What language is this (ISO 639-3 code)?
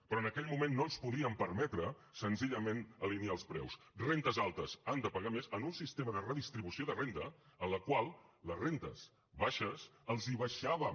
cat